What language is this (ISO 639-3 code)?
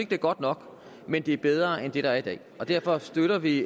dan